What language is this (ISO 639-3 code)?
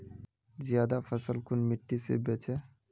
mag